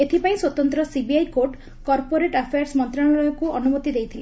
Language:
Odia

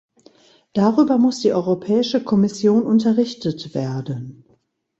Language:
German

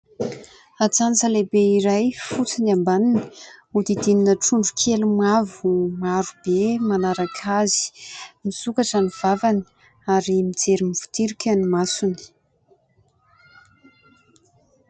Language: Malagasy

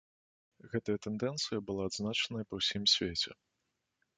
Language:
Belarusian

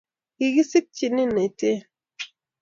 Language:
Kalenjin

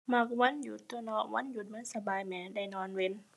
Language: Thai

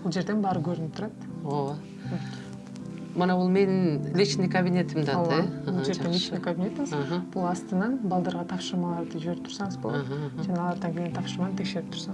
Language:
Turkish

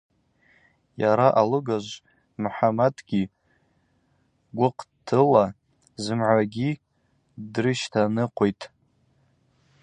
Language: Abaza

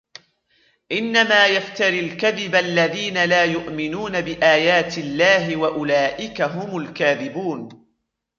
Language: Arabic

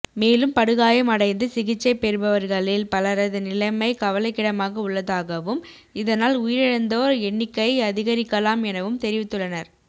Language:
Tamil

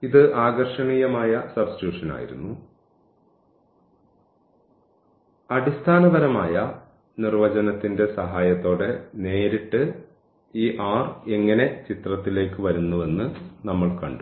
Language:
Malayalam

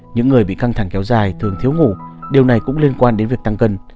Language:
Vietnamese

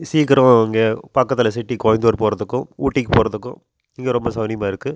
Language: Tamil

